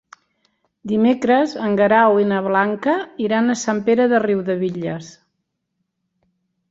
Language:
Catalan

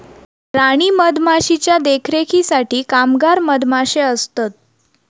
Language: Marathi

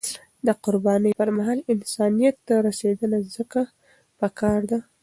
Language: Pashto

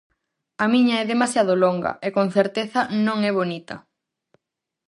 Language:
Galician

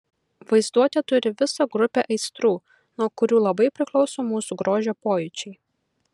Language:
Lithuanian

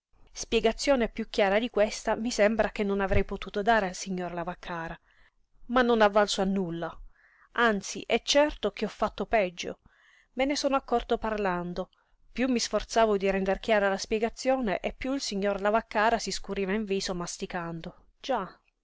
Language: Italian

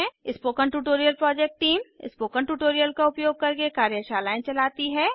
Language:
Hindi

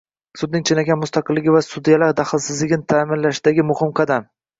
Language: Uzbek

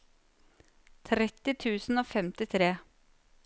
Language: Norwegian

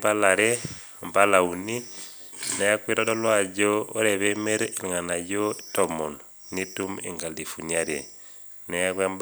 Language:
Masai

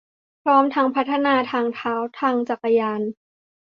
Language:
Thai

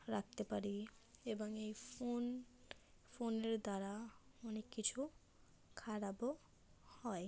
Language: Bangla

